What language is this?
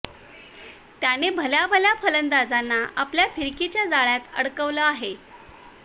Marathi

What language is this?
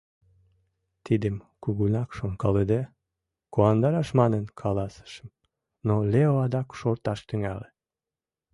Mari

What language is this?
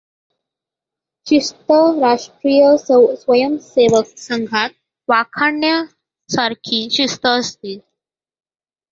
Marathi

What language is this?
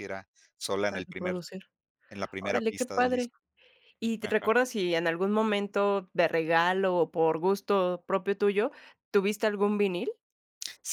Spanish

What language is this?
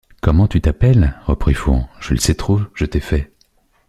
French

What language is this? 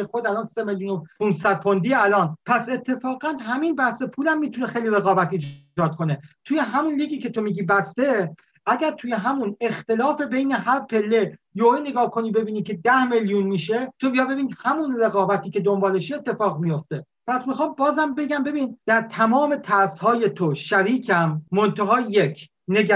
Persian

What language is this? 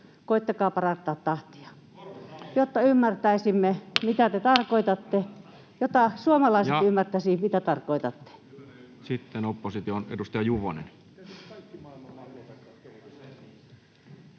Finnish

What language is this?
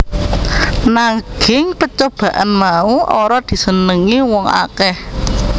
Javanese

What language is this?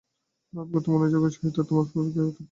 Bangla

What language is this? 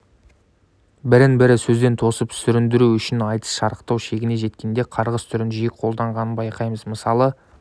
Kazakh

